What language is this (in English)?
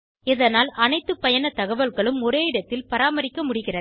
Tamil